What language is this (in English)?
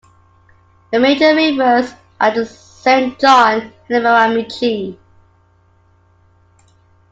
English